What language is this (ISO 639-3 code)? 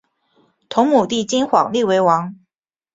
zho